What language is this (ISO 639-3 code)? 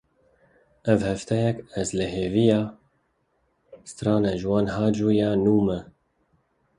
kur